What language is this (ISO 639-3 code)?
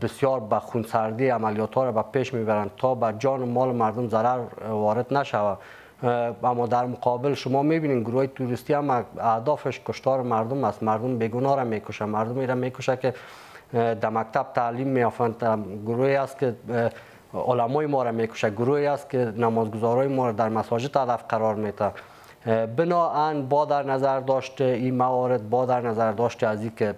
fas